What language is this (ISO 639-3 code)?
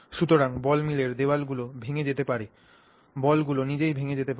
ben